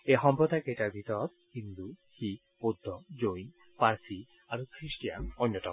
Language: Assamese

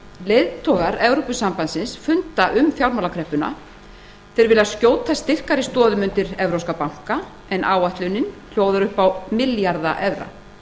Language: Icelandic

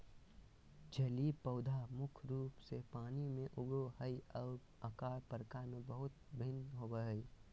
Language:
Magahi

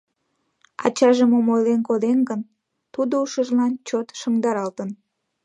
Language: Mari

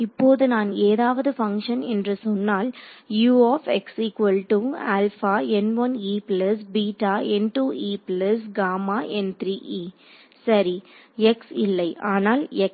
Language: Tamil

